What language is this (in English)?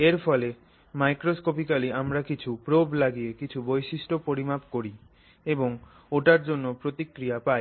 Bangla